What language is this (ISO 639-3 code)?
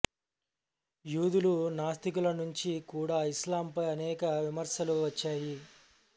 tel